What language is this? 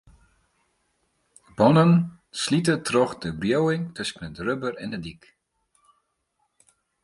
Western Frisian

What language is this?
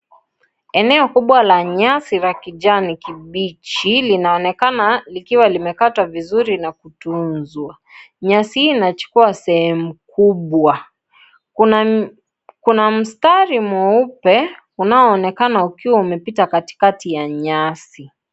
Swahili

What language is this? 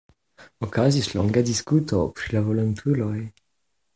Esperanto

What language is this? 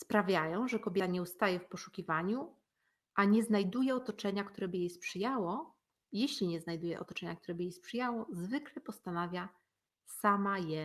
Polish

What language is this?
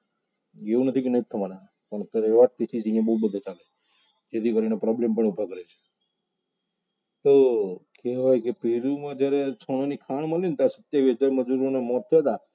Gujarati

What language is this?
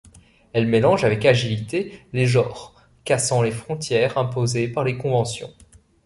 French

